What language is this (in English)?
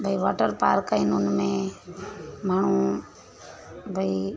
Sindhi